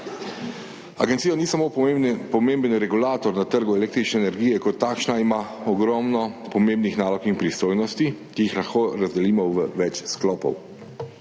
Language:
Slovenian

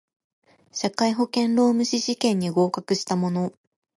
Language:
Japanese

